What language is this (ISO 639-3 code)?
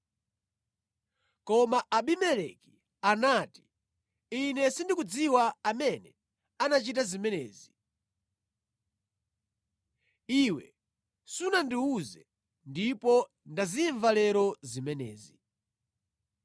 nya